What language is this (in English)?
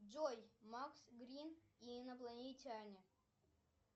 Russian